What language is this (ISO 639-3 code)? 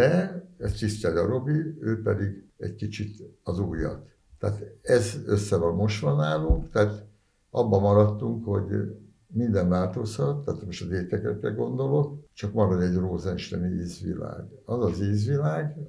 hun